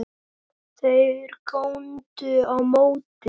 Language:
Icelandic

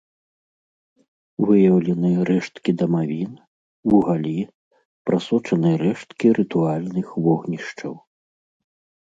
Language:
Belarusian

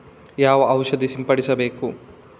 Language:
Kannada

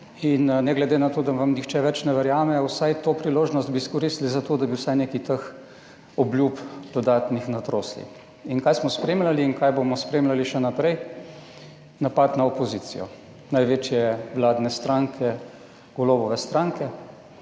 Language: Slovenian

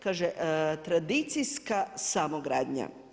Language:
Croatian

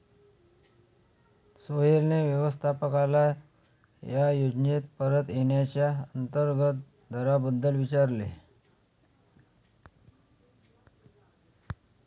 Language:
Marathi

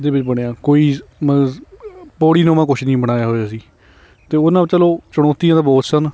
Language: Punjabi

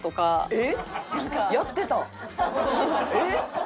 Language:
Japanese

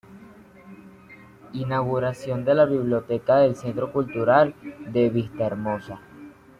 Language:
Spanish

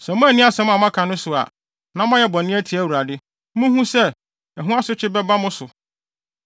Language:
Akan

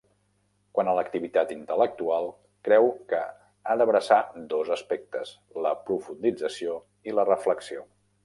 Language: Catalan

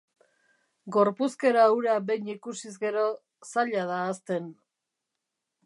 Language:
Basque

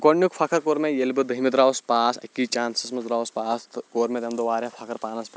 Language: Kashmiri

